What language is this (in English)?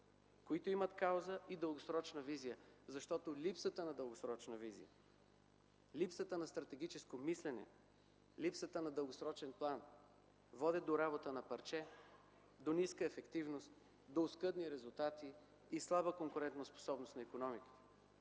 Bulgarian